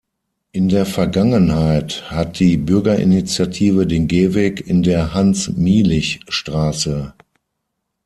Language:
German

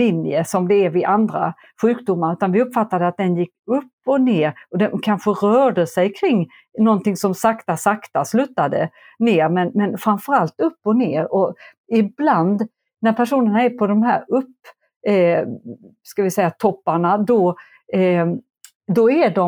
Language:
Swedish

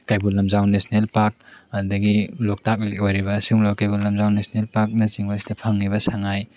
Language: Manipuri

